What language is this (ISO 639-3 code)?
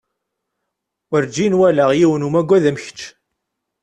kab